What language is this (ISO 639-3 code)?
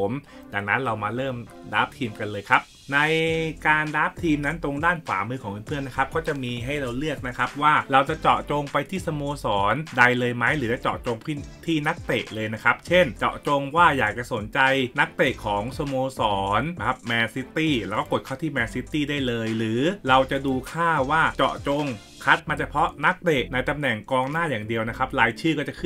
tha